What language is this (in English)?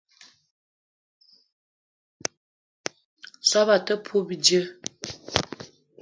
Eton (Cameroon)